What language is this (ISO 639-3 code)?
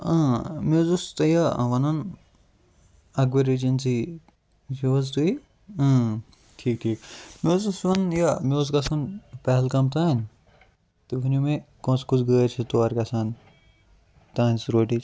kas